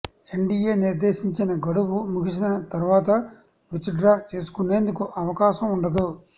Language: Telugu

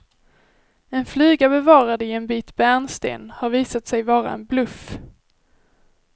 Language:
Swedish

